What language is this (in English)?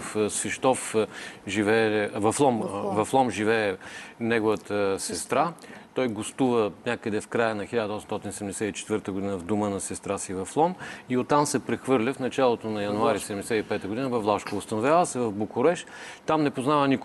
Bulgarian